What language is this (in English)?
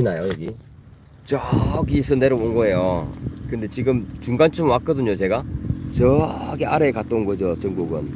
Korean